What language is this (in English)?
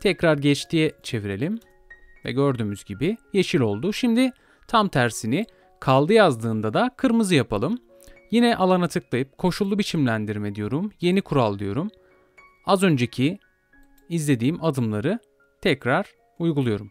Turkish